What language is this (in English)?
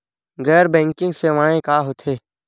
Chhattisgarhi